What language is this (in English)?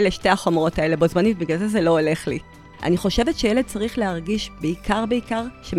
Hebrew